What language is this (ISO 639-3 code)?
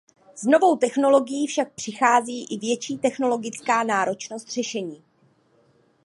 ces